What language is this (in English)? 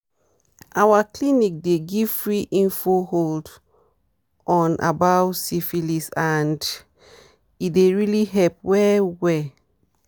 Nigerian Pidgin